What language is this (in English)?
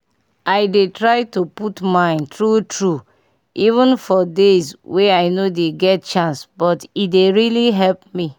Nigerian Pidgin